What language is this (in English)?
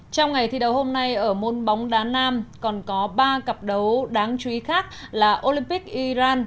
Vietnamese